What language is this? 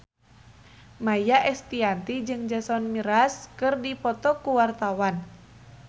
Sundanese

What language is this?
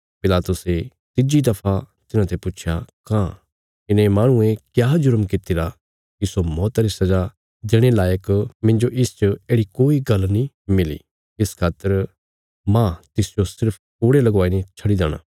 Bilaspuri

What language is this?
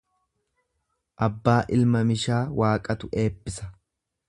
Oromo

